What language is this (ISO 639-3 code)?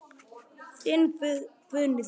isl